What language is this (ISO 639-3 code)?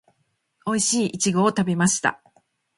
jpn